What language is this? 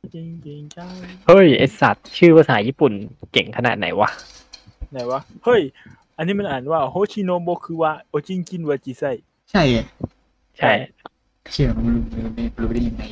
Thai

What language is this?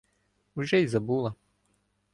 Ukrainian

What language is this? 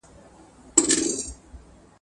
Pashto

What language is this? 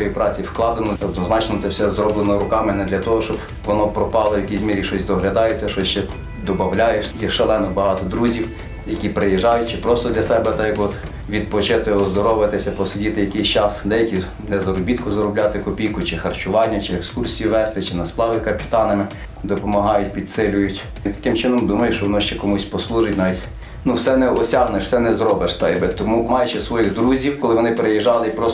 Ukrainian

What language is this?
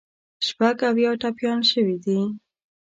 Pashto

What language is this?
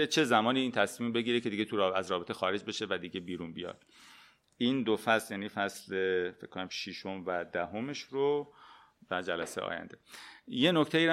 Persian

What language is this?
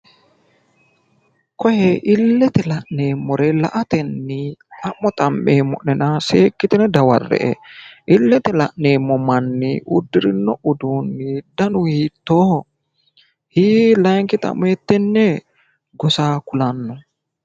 Sidamo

